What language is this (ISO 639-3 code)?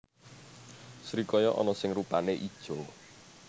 jav